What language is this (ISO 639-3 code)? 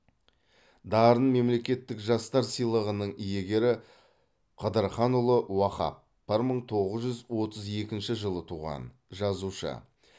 kaz